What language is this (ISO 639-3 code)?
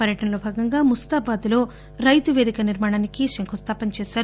tel